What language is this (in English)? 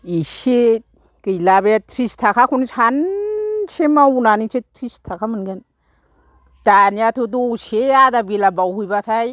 Bodo